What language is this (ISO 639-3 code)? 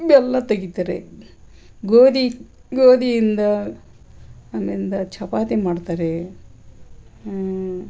kan